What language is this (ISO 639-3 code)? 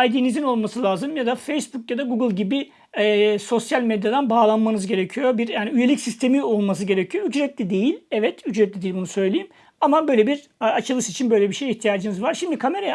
tur